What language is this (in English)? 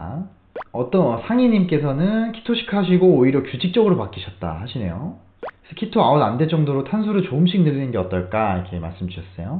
Korean